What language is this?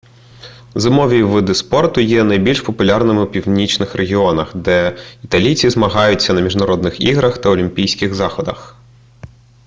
Ukrainian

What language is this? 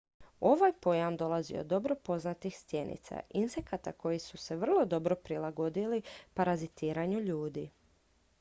Croatian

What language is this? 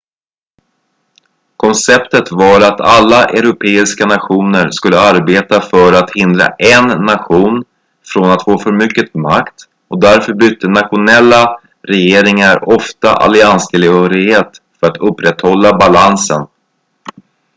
Swedish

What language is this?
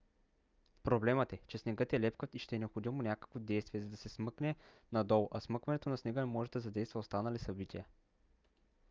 Bulgarian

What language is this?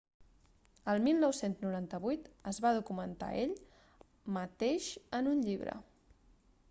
Catalan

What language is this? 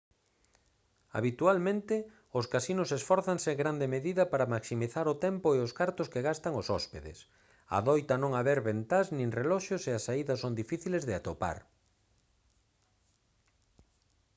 Galician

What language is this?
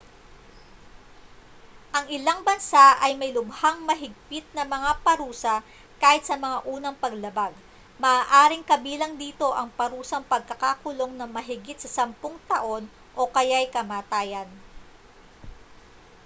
Filipino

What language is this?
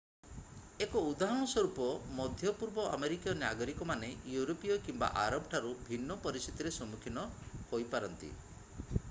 Odia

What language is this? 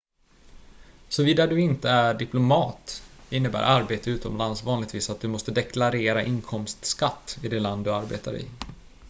Swedish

